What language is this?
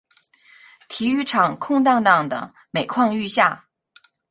Chinese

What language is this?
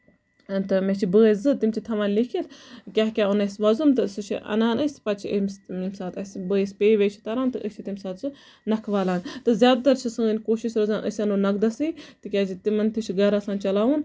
Kashmiri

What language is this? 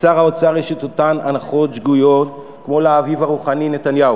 Hebrew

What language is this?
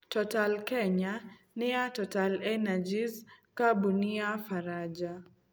Kikuyu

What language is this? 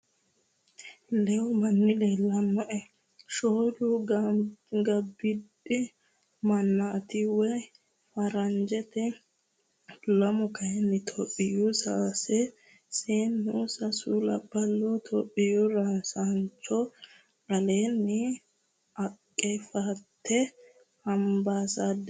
Sidamo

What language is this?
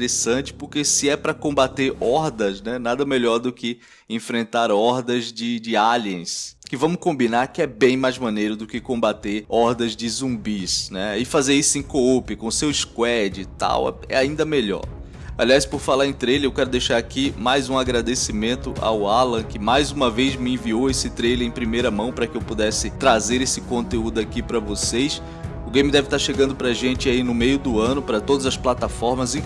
Portuguese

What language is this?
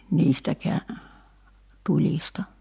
Finnish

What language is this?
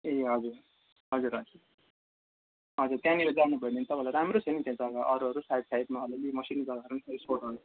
Nepali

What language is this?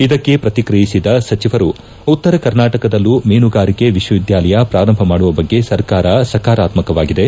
Kannada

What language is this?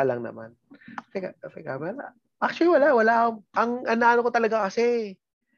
Filipino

